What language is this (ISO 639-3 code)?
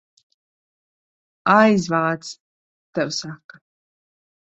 lav